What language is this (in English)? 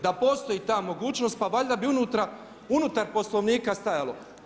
Croatian